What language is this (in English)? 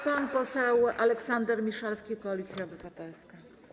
Polish